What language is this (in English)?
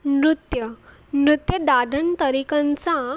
Sindhi